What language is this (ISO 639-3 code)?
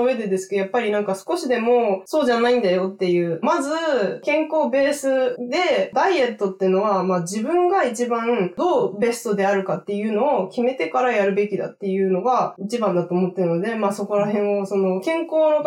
jpn